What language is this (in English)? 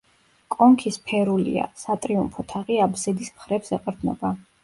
Georgian